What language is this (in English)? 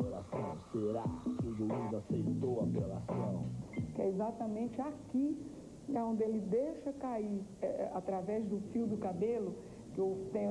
Portuguese